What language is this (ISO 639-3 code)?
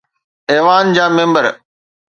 snd